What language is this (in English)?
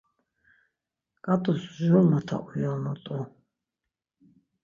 Laz